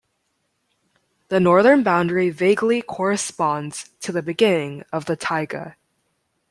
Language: English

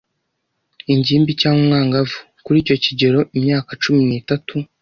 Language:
Kinyarwanda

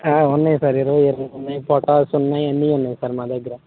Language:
Telugu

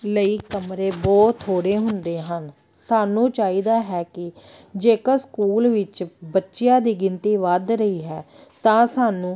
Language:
Punjabi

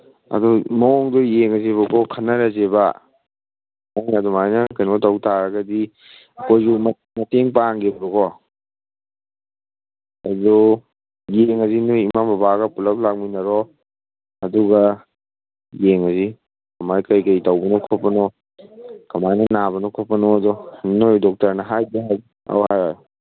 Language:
Manipuri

